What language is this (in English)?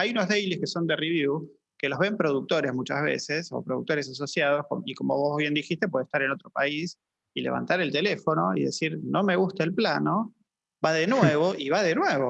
Spanish